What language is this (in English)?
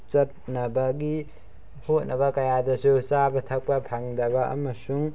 Manipuri